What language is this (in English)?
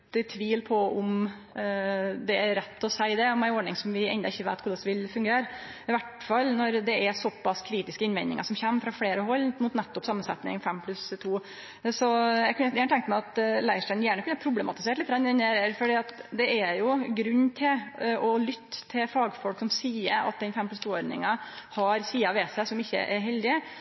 Norwegian Nynorsk